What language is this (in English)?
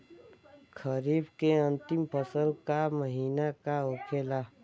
Bhojpuri